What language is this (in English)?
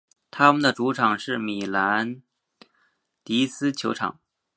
Chinese